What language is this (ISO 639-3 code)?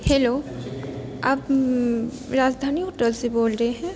mai